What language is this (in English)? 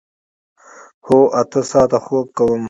Pashto